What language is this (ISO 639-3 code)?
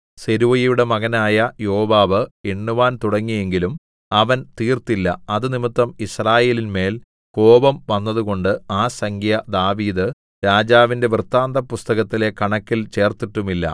mal